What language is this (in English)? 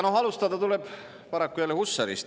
Estonian